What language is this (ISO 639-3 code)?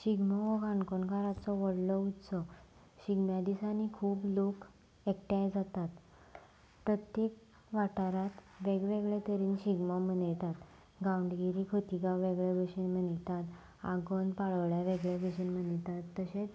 kok